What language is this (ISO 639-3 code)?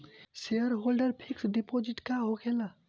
bho